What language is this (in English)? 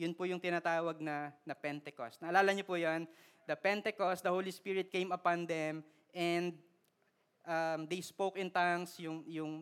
Filipino